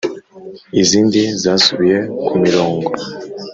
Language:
Kinyarwanda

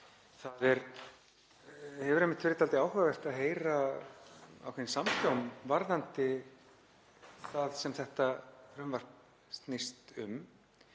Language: Icelandic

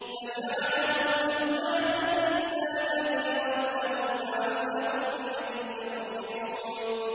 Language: Arabic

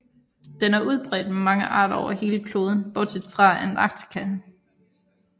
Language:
Danish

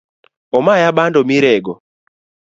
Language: Luo (Kenya and Tanzania)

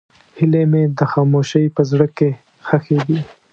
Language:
Pashto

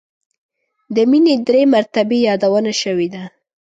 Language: Pashto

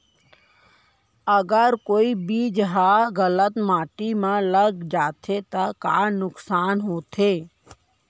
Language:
Chhattisgarhi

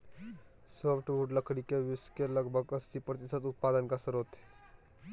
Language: Magahi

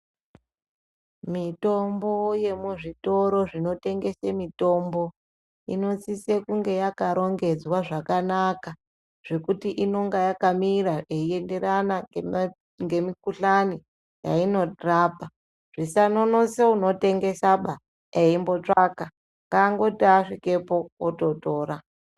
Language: Ndau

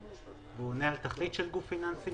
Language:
Hebrew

